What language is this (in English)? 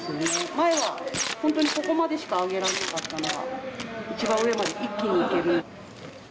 Japanese